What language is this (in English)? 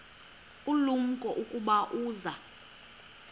Xhosa